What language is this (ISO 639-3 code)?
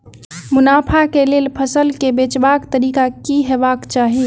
mai